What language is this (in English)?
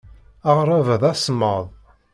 Kabyle